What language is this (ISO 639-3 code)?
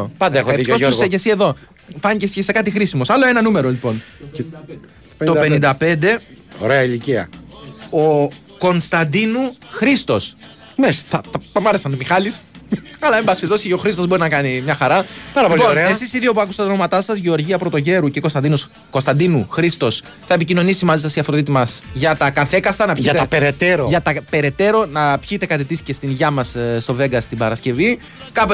ell